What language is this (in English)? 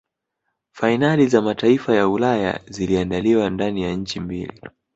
Swahili